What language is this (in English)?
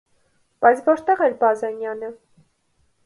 Armenian